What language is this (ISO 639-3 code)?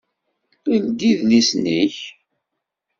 kab